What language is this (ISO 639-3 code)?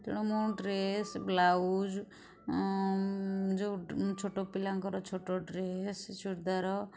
ori